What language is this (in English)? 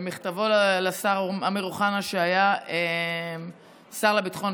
Hebrew